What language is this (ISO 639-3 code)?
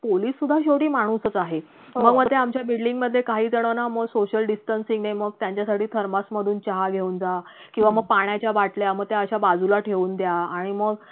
mar